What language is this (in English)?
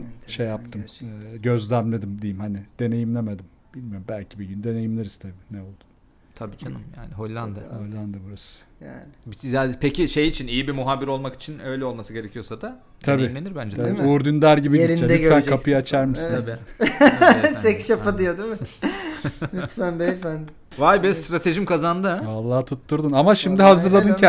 Turkish